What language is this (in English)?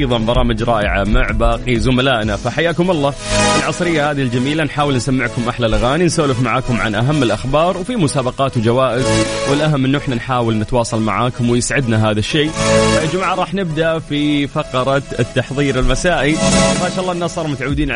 Arabic